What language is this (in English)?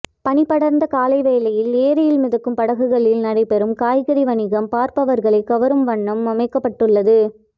Tamil